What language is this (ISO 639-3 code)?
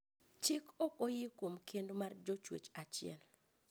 luo